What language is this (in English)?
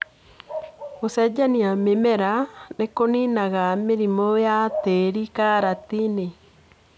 Kikuyu